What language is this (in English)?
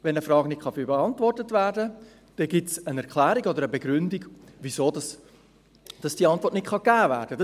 Swiss German